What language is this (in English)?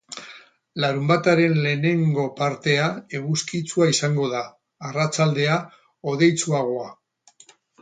Basque